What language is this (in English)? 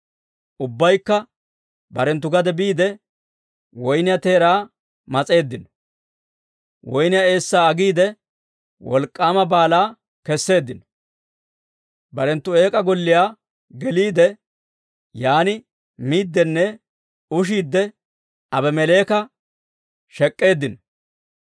Dawro